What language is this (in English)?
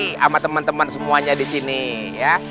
Indonesian